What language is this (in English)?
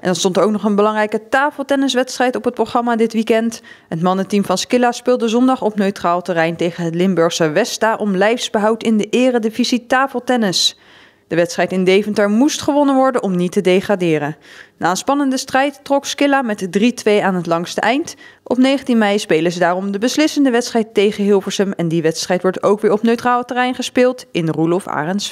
Dutch